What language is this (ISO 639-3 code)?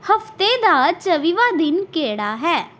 pan